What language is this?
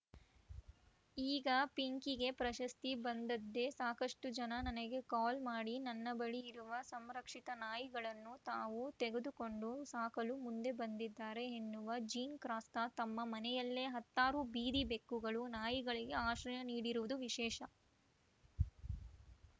Kannada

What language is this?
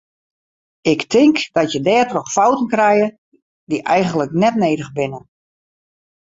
Western Frisian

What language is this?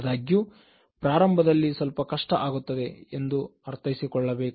Kannada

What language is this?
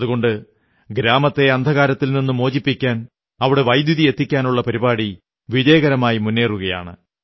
Malayalam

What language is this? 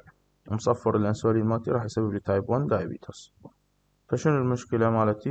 Arabic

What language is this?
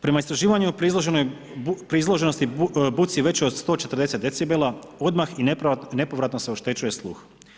Croatian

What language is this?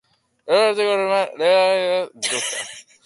Basque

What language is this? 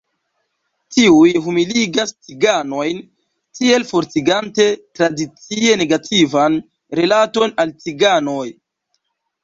Esperanto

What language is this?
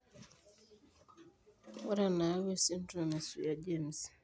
Masai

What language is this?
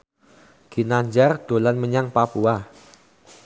Javanese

